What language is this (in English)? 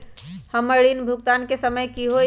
Magahi